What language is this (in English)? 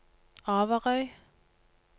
Norwegian